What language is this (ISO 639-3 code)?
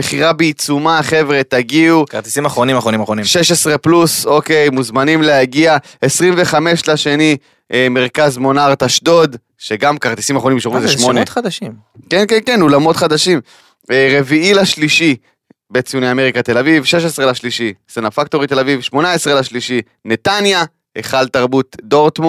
heb